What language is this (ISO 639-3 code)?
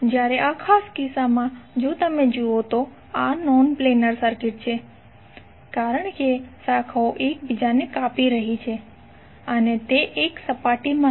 guj